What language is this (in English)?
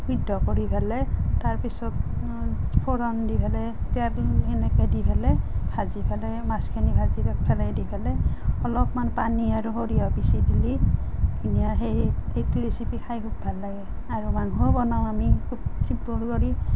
Assamese